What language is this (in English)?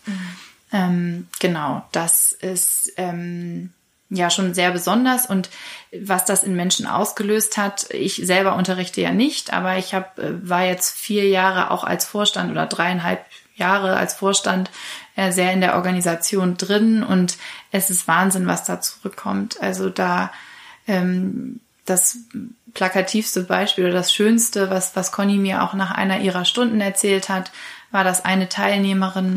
German